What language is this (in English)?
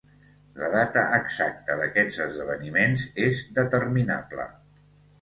Catalan